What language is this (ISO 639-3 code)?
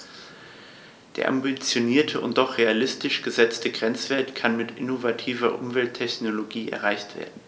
deu